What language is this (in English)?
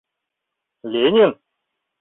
Mari